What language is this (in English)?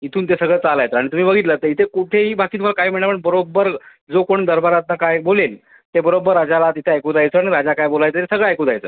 Marathi